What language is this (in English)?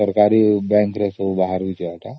Odia